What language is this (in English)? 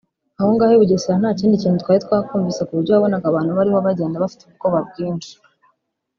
Kinyarwanda